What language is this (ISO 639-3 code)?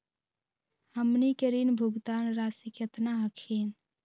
mag